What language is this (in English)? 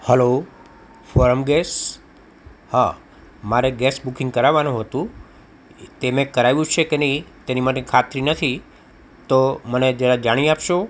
Gujarati